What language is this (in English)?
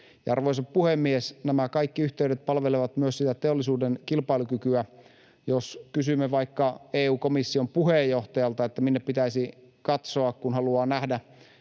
Finnish